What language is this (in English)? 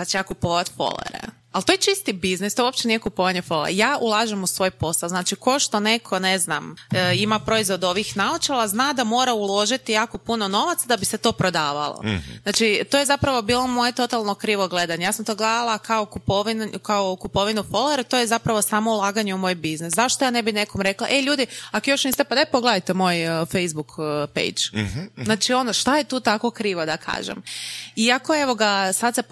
Croatian